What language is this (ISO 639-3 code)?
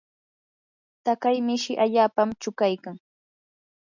qur